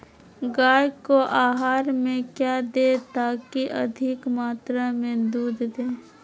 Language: Magahi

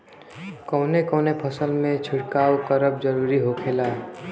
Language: Bhojpuri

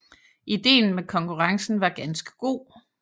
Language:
Danish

